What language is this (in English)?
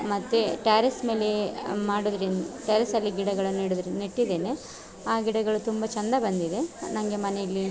Kannada